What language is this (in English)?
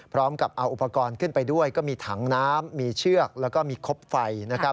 Thai